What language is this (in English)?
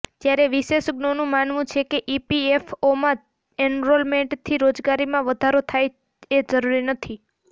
Gujarati